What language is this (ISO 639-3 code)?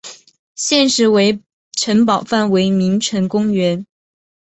zho